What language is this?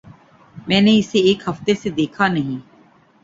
Urdu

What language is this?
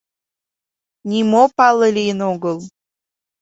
Mari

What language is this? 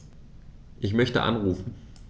German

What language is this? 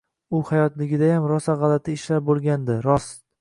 Uzbek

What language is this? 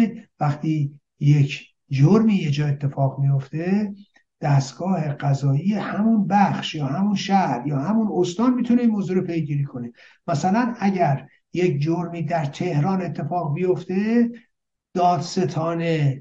Persian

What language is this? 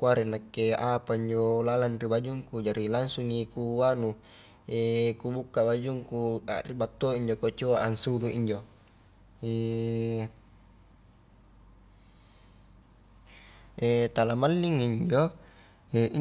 Highland Konjo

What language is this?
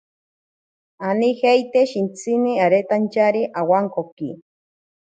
Ashéninka Perené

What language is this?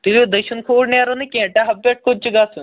Kashmiri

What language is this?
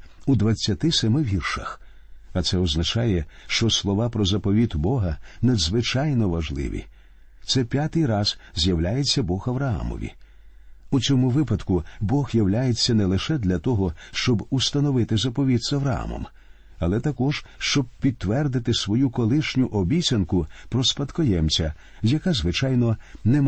Ukrainian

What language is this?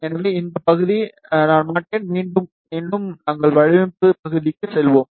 Tamil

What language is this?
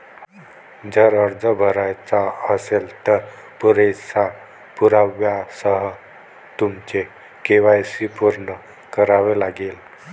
Marathi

